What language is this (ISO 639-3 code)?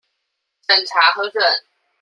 zho